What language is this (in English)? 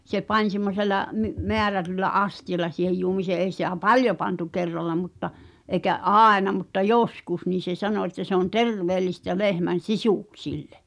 Finnish